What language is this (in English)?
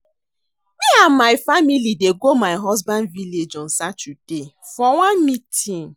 Nigerian Pidgin